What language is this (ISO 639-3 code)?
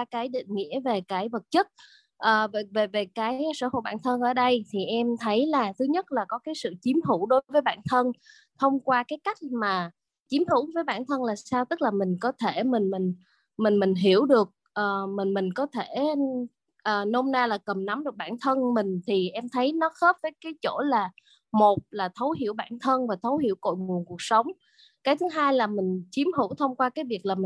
vie